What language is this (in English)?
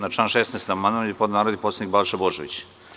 Serbian